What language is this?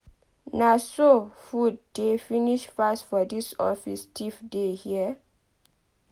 Nigerian Pidgin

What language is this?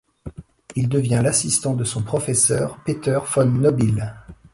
French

